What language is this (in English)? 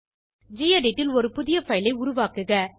Tamil